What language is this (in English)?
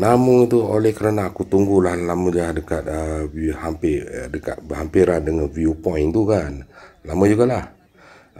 Malay